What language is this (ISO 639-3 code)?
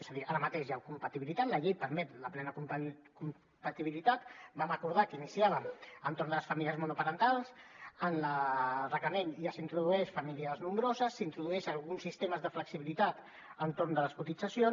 cat